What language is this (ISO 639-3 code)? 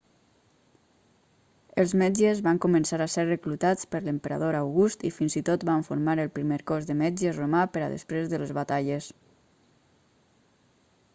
cat